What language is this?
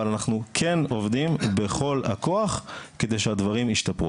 Hebrew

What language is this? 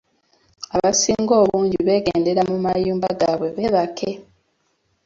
Ganda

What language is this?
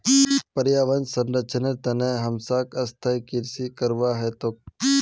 Magahi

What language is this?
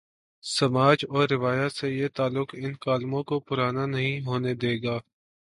Urdu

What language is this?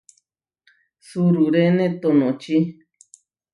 Huarijio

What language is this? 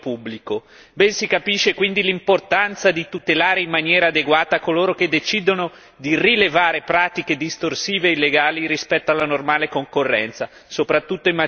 Italian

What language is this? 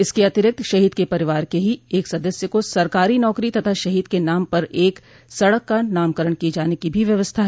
Hindi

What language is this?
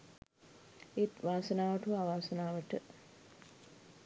Sinhala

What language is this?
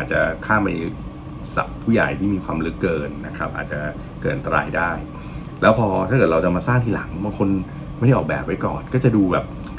Thai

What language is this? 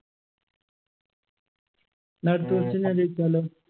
Malayalam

